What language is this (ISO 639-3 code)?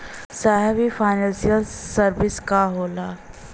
bho